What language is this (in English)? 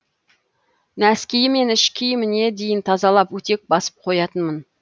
Kazakh